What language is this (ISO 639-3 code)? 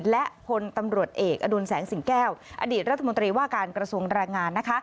tha